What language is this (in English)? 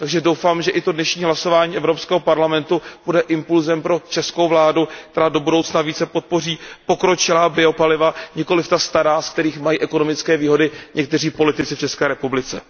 Czech